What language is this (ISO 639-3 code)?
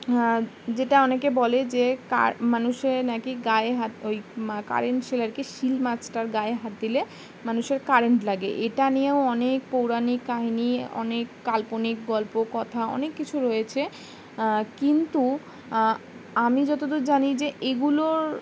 ben